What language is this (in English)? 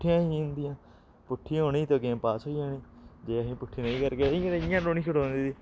Dogri